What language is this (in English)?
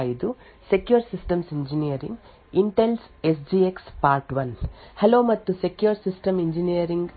Kannada